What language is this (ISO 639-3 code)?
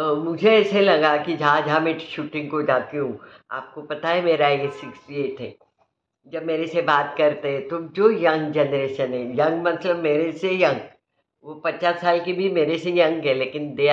hin